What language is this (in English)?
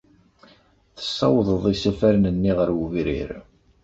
Kabyle